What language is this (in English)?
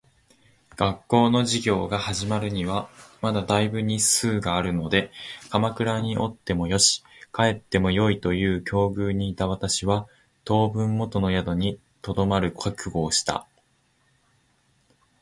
Japanese